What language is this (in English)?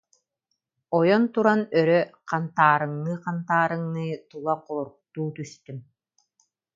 Yakut